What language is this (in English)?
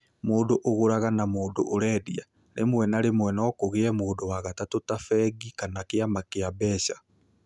Kikuyu